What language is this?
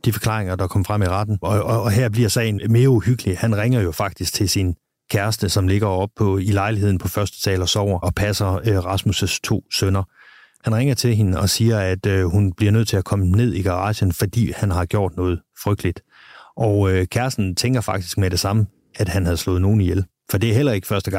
Danish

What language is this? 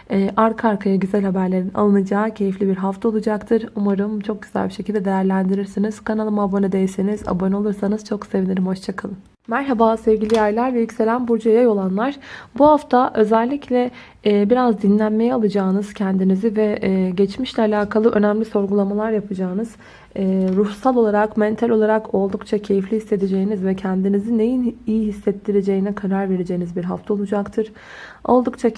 Turkish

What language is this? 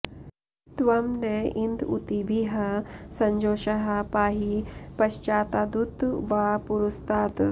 Sanskrit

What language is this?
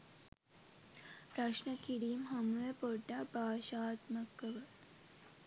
Sinhala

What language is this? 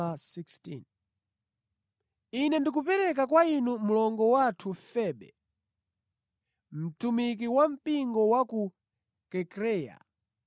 Nyanja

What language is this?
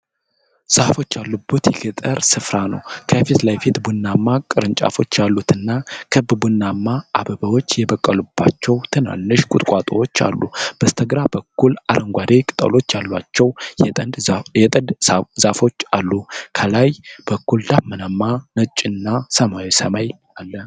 Amharic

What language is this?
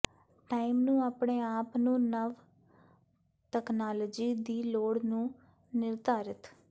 Punjabi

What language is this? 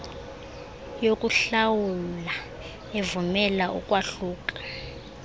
Xhosa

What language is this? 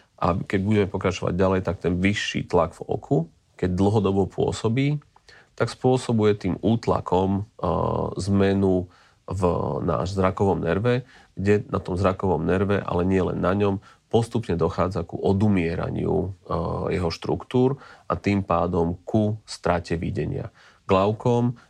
Slovak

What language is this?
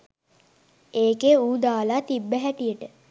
Sinhala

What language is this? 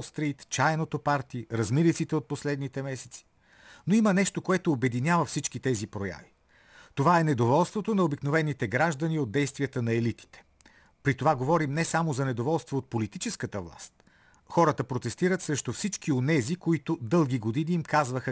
Bulgarian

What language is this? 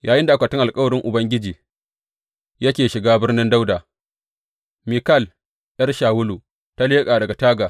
Hausa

